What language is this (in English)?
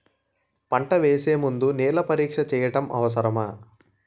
Telugu